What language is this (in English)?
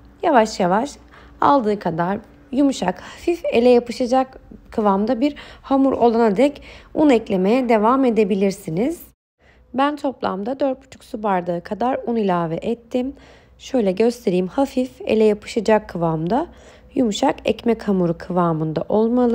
Turkish